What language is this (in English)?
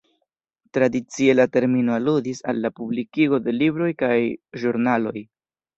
Esperanto